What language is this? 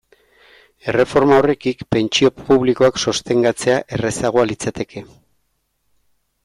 Basque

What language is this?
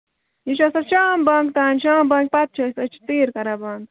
Kashmiri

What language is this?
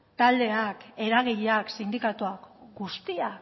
Basque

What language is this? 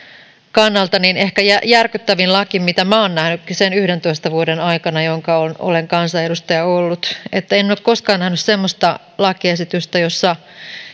Finnish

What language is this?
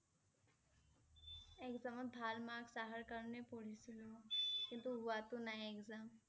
Assamese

